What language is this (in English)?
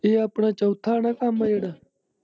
Punjabi